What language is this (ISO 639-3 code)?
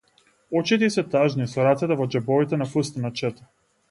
mkd